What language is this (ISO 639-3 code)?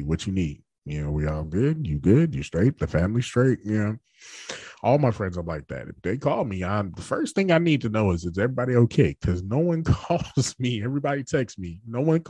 eng